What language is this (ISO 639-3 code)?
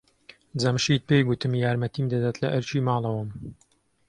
ckb